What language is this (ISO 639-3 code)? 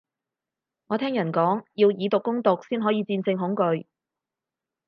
yue